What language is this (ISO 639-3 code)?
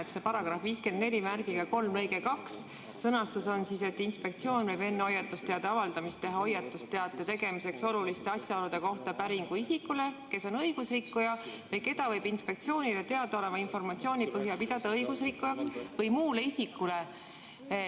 est